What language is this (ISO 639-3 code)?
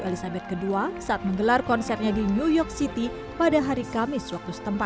ind